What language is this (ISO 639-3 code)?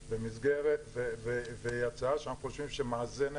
heb